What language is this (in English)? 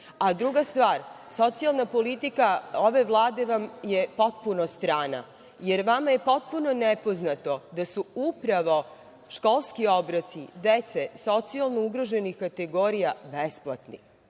Serbian